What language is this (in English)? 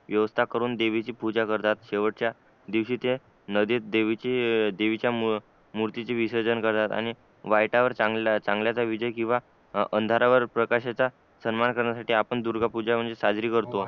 Marathi